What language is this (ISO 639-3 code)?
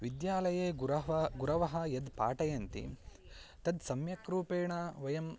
san